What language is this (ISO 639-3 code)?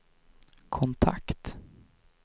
swe